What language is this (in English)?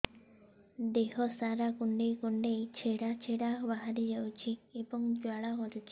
Odia